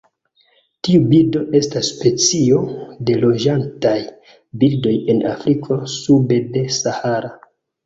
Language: Esperanto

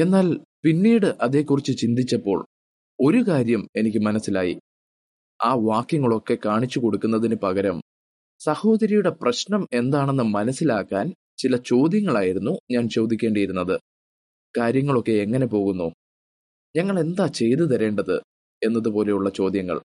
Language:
Malayalam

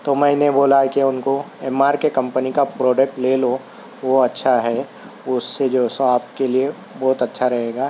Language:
Urdu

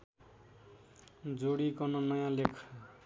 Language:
Nepali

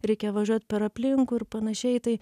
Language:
Lithuanian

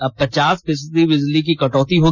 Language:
Hindi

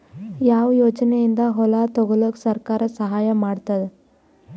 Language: Kannada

